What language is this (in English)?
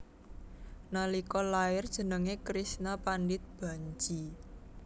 Javanese